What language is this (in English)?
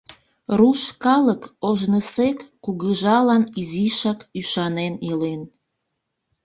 Mari